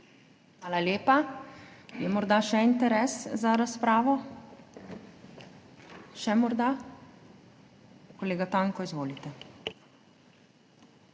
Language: Slovenian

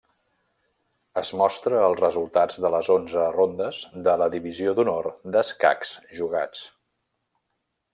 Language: Catalan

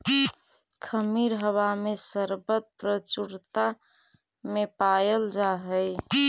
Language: Magahi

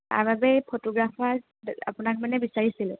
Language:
Assamese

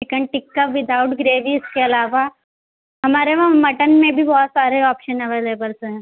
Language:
Urdu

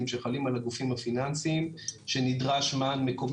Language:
Hebrew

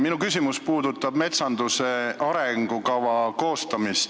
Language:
Estonian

